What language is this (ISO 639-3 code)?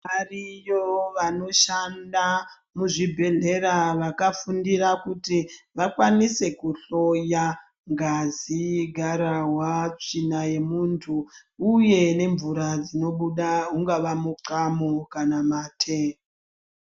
ndc